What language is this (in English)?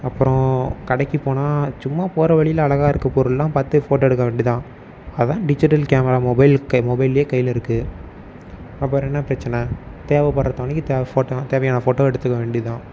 Tamil